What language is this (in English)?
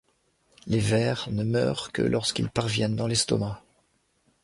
French